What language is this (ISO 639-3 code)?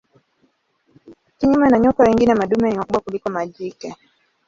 swa